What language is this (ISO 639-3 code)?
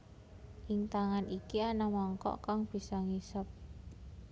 jav